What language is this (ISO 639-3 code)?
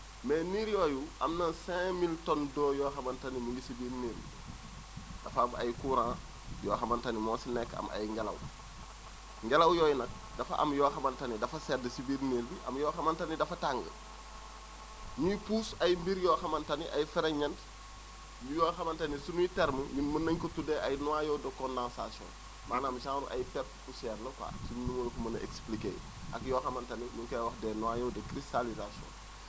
wol